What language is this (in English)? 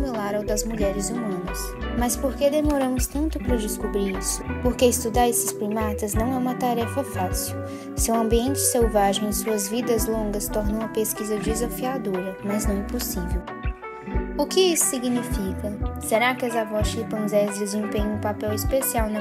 Portuguese